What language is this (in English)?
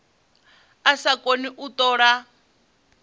Venda